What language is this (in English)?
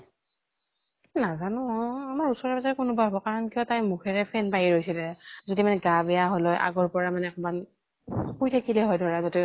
Assamese